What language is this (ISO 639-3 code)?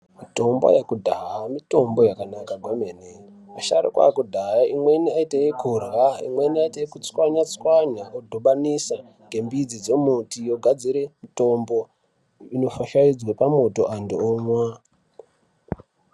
ndc